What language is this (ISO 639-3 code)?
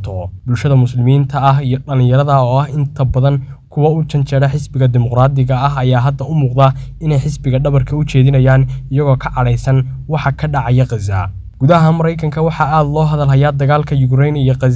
ara